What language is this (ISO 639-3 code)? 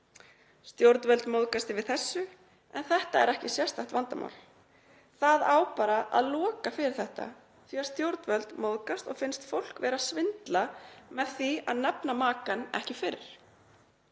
isl